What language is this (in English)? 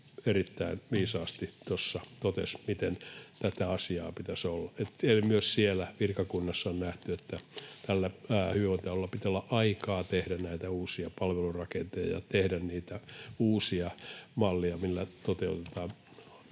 Finnish